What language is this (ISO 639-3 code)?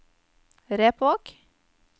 nor